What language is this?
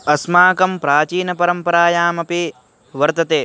Sanskrit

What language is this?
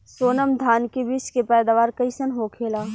Bhojpuri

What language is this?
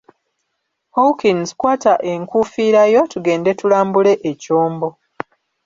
Ganda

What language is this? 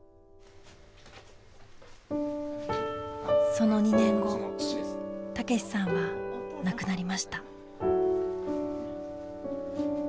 Japanese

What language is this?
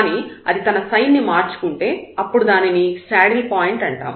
Telugu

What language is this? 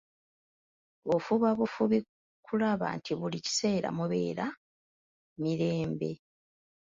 Ganda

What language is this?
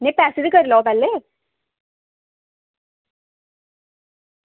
Dogri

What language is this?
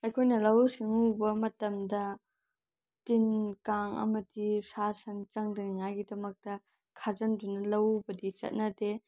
Manipuri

